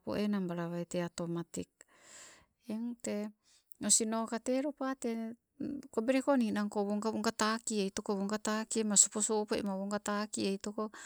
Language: Sibe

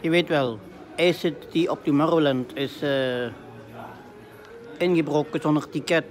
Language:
Dutch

